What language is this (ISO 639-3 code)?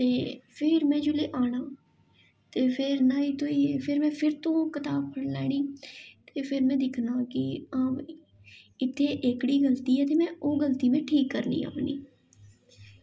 doi